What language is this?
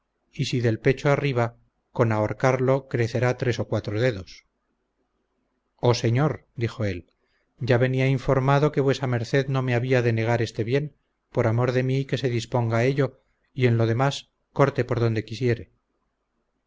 Spanish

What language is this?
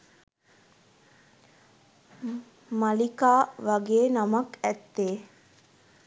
Sinhala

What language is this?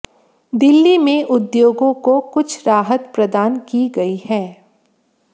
Hindi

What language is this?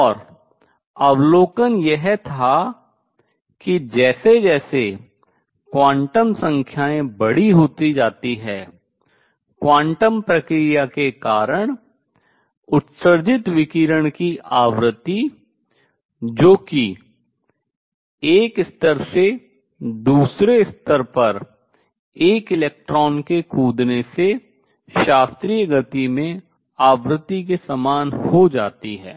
Hindi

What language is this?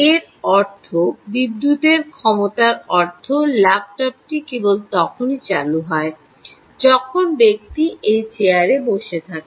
Bangla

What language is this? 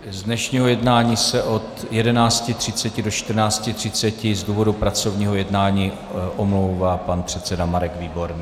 Czech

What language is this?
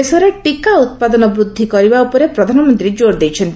Odia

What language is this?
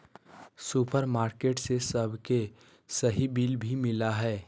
Magahi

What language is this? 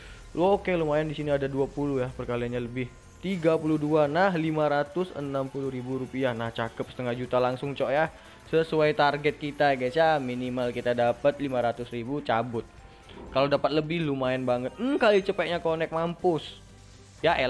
Indonesian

